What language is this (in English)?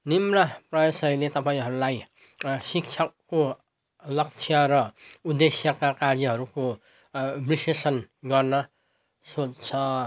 Nepali